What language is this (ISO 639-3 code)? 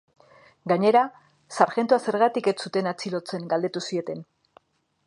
eus